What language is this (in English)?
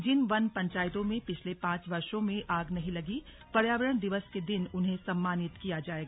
Hindi